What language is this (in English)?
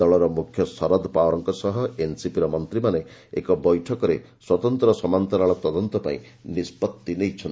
Odia